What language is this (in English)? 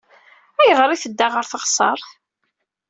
Kabyle